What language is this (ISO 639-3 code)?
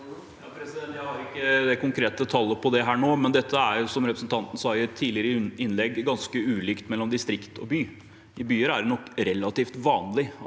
nor